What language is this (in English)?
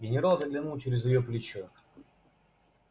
Russian